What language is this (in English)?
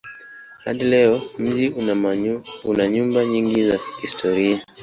Swahili